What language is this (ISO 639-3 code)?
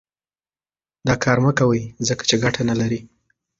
pus